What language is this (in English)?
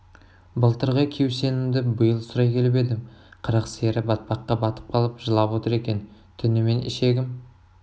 Kazakh